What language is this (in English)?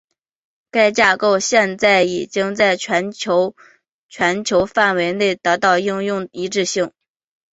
Chinese